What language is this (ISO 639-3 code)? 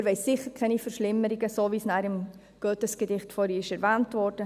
gsw